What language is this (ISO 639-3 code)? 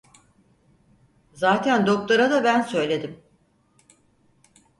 tur